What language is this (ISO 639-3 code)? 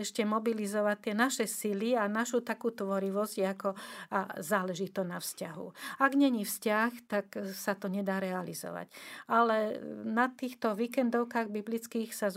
slk